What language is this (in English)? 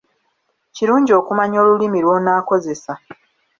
Ganda